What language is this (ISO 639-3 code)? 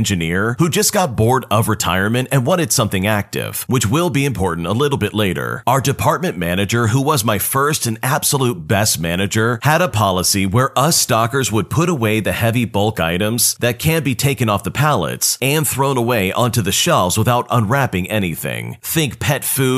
eng